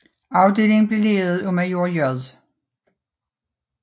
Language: Danish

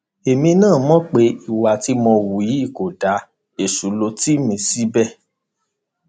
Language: Yoruba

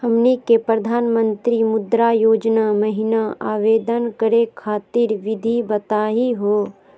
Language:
Magahi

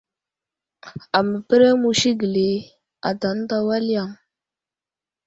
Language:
Wuzlam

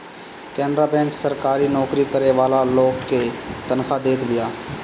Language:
Bhojpuri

